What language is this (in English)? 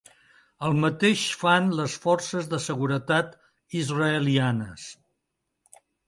Catalan